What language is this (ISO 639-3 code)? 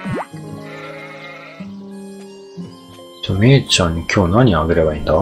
jpn